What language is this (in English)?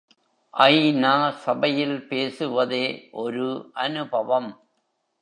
Tamil